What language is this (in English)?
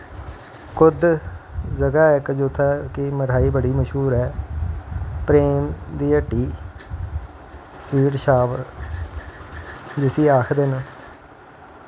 Dogri